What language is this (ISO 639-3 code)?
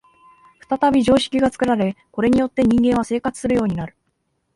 jpn